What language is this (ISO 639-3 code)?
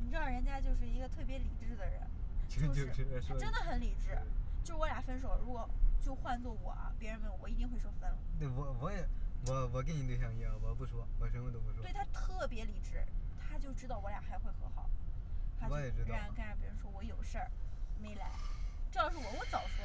zho